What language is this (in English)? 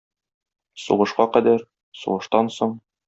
Tatar